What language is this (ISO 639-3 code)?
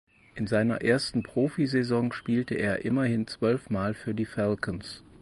deu